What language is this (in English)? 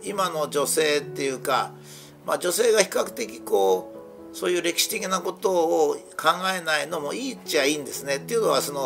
Japanese